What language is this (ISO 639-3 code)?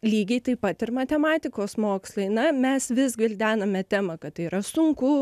lit